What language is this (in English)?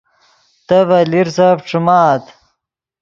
Yidgha